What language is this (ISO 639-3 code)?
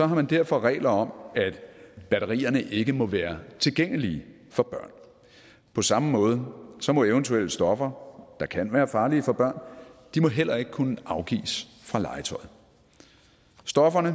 dan